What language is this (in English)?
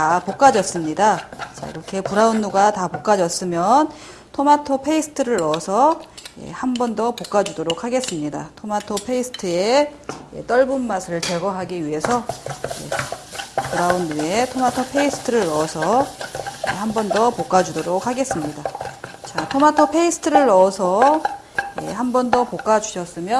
Korean